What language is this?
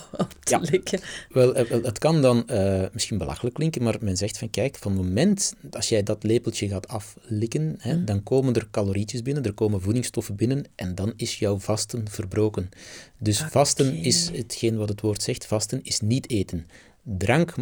Dutch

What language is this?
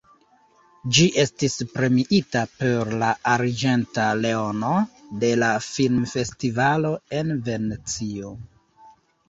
Esperanto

